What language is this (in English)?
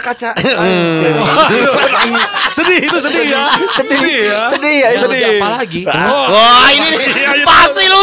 Indonesian